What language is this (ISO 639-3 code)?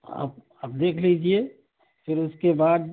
urd